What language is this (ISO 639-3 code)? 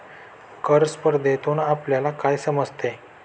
mar